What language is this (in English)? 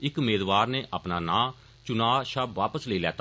Dogri